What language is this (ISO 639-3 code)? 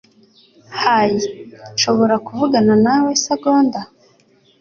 kin